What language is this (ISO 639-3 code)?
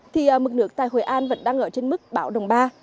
vie